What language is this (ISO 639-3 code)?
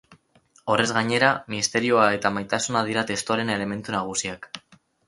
eus